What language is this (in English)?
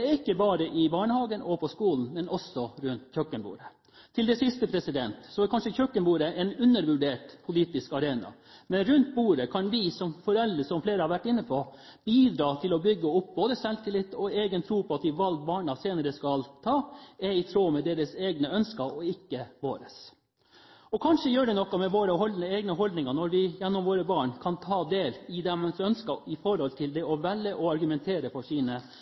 Norwegian Bokmål